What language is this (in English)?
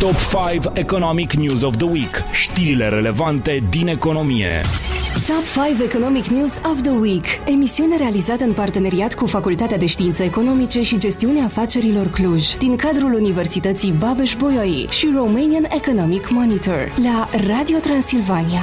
Romanian